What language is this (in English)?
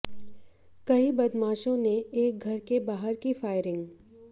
Hindi